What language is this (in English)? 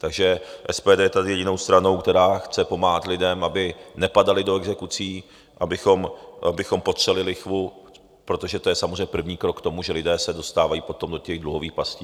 Czech